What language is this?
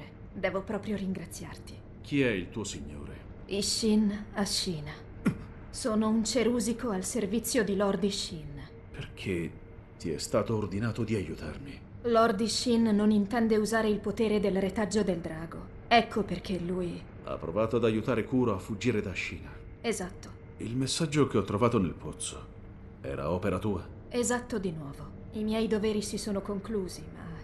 Italian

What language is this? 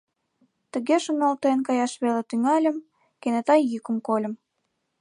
Mari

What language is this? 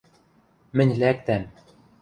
Western Mari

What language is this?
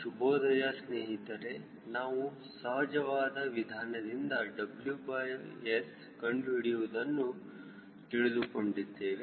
Kannada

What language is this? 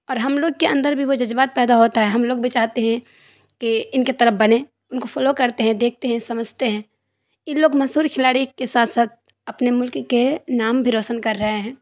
Urdu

